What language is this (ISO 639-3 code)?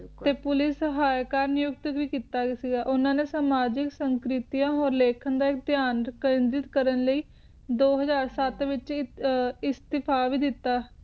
pan